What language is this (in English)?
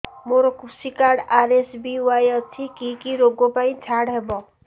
Odia